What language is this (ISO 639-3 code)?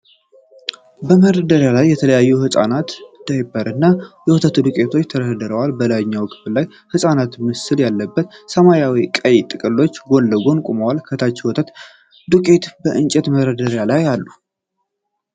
amh